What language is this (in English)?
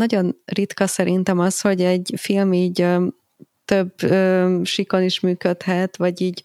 Hungarian